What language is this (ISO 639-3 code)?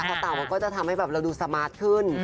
tha